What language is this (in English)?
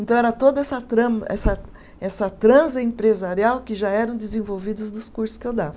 Portuguese